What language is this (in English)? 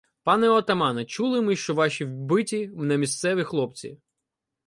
Ukrainian